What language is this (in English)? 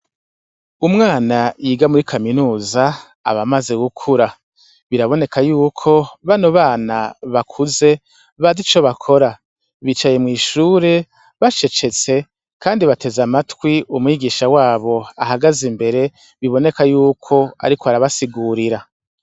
Rundi